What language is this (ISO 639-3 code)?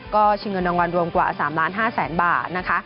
tha